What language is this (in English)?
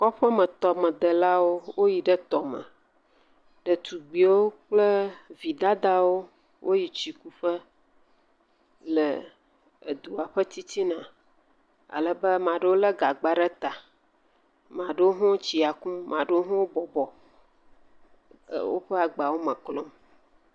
Ewe